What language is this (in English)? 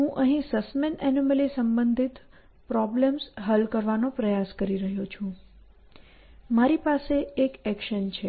Gujarati